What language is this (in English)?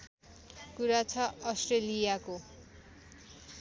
Nepali